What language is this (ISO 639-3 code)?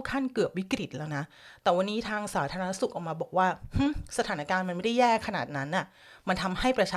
tha